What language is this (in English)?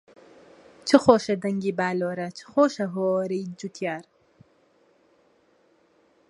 Central Kurdish